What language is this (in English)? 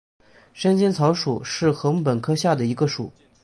Chinese